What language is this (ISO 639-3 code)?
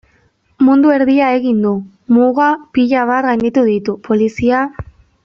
eus